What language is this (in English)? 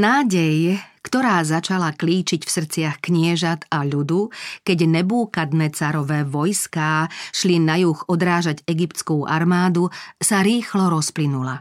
Slovak